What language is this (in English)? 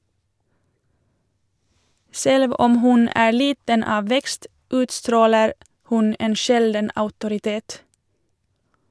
Norwegian